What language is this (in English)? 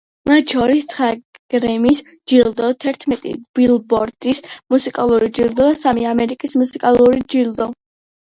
Georgian